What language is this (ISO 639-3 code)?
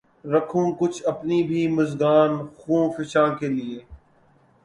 urd